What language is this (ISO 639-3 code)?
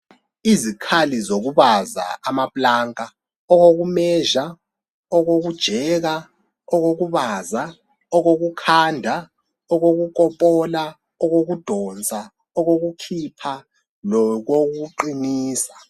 nde